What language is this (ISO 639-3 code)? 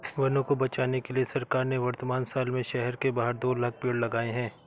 hin